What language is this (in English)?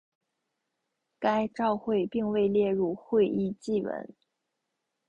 Chinese